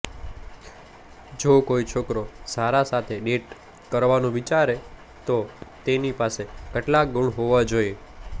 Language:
Gujarati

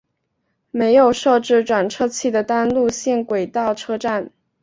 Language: Chinese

